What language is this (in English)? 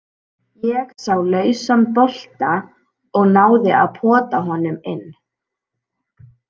Icelandic